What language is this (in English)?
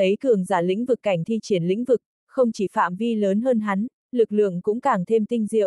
Vietnamese